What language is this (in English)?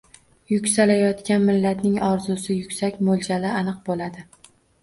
Uzbek